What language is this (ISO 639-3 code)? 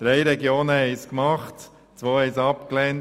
gsw